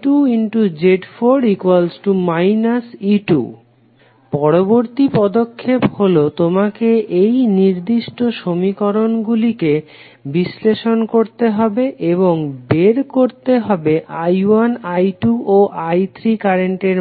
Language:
Bangla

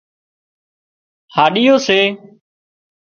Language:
Wadiyara Koli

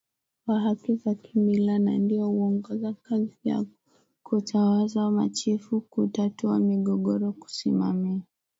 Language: Swahili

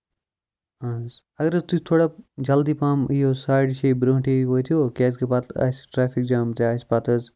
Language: Kashmiri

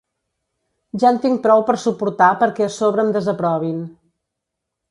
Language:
Catalan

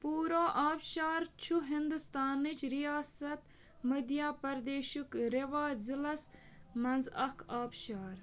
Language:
Kashmiri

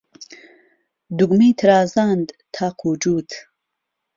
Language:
Central Kurdish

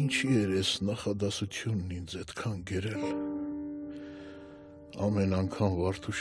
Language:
Romanian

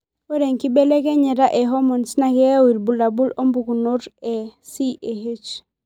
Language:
Masai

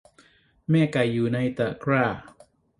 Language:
Thai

